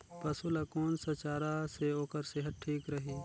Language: Chhattisgarhi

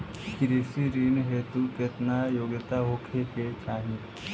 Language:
Bhojpuri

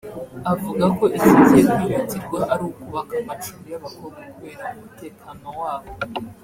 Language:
Kinyarwanda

